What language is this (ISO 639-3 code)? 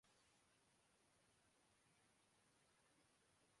urd